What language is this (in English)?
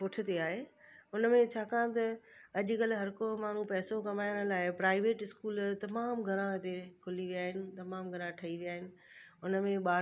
Sindhi